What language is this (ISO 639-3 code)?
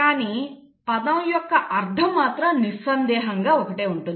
tel